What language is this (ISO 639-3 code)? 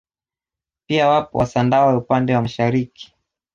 swa